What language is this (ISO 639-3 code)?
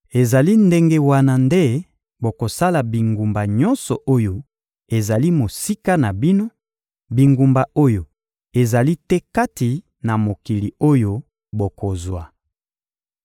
lin